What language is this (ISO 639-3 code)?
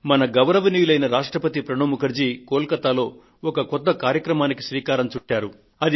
tel